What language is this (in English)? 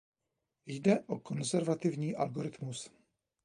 Czech